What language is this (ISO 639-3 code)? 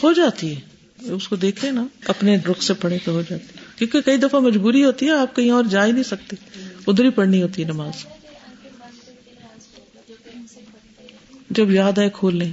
urd